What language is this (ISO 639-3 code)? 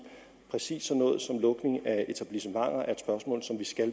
dan